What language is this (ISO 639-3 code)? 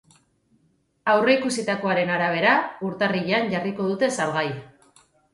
eus